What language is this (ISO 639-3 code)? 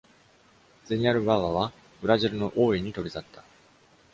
jpn